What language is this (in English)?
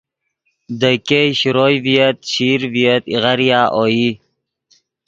Yidgha